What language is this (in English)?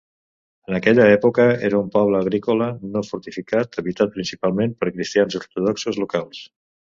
Catalan